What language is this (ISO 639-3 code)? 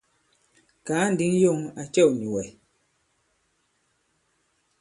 abb